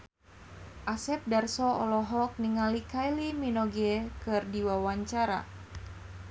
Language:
Sundanese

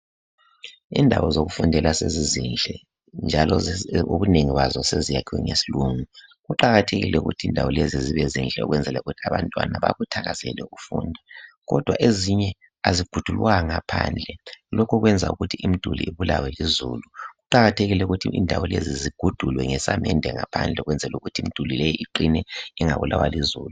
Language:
North Ndebele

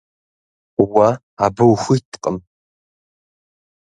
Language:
Kabardian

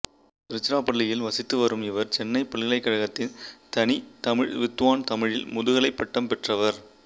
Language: Tamil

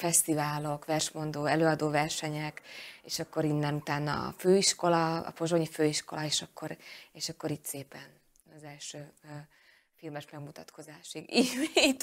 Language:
Hungarian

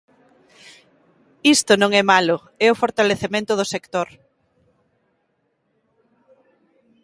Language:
Galician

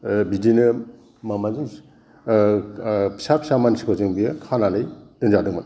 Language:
Bodo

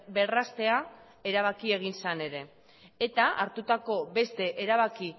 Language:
Basque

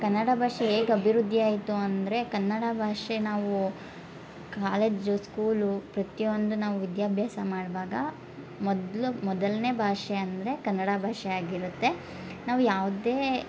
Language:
Kannada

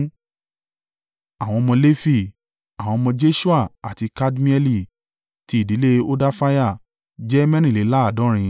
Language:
Yoruba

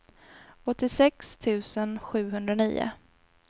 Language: Swedish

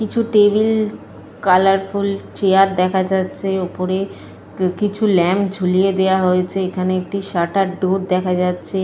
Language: Bangla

